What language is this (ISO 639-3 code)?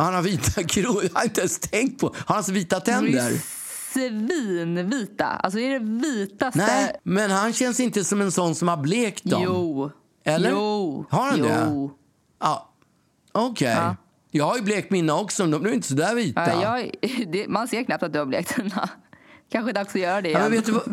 swe